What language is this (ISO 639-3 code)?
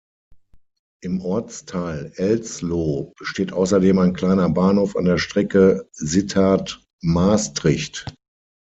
deu